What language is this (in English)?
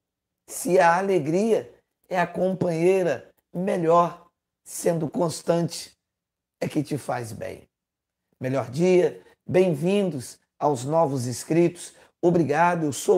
Portuguese